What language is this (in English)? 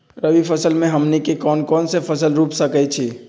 Magahi